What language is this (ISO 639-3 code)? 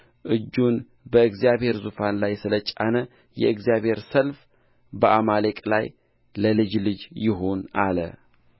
amh